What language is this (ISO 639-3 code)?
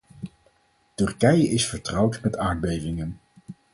nld